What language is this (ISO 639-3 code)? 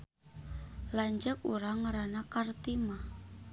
sun